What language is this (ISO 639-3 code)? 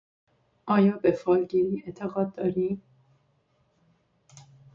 fas